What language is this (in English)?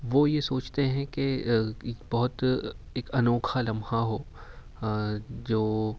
Urdu